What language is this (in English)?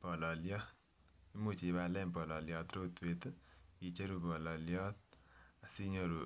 Kalenjin